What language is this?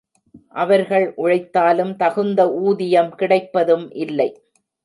Tamil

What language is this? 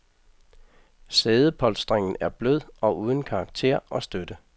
Danish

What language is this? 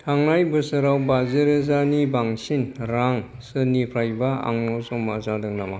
Bodo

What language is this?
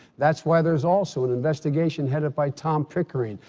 English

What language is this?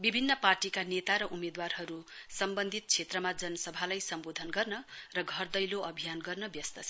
Nepali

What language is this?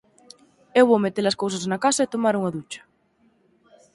Galician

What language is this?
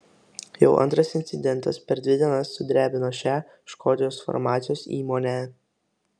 Lithuanian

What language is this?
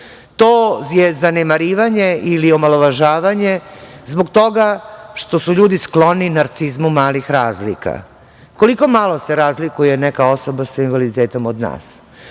Serbian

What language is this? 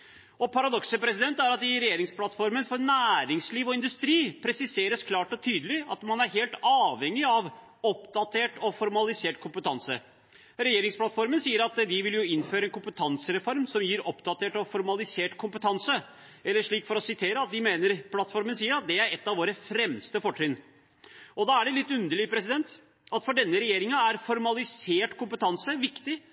Norwegian Bokmål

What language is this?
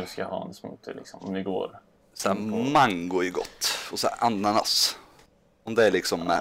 Swedish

